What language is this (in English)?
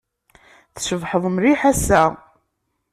Kabyle